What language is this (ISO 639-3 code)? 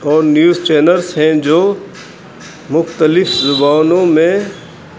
urd